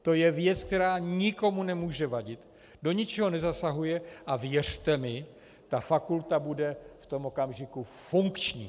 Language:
Czech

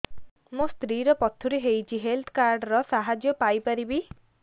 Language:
Odia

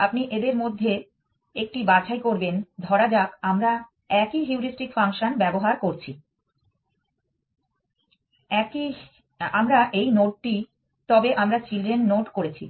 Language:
Bangla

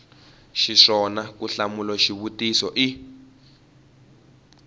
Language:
Tsonga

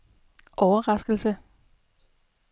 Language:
Danish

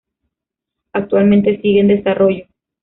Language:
Spanish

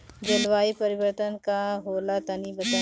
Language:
Bhojpuri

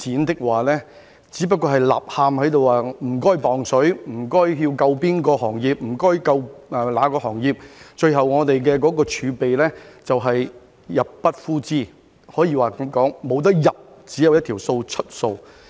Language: Cantonese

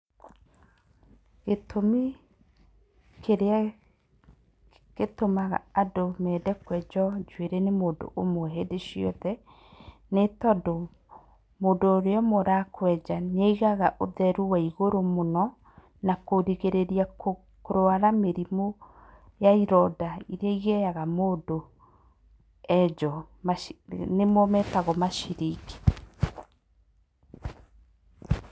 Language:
Kikuyu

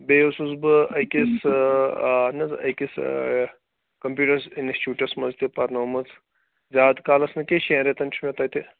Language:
Kashmiri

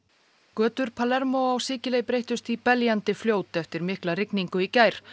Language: Icelandic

